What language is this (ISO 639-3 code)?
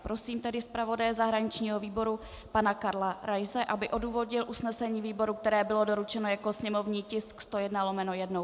ces